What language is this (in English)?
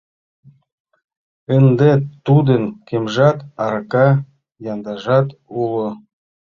Mari